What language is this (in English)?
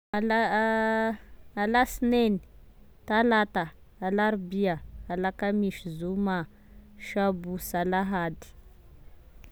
Tesaka Malagasy